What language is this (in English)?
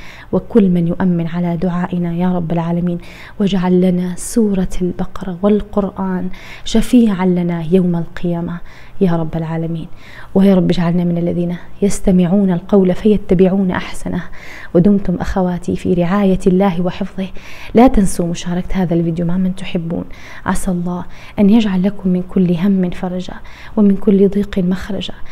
Arabic